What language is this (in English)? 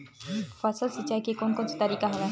Chhattisgarhi